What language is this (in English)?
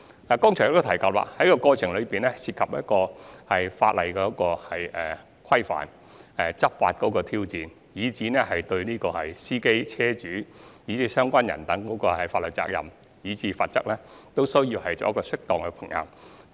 Cantonese